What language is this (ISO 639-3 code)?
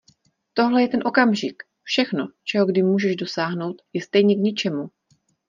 ces